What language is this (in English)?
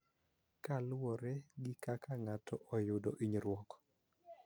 Luo (Kenya and Tanzania)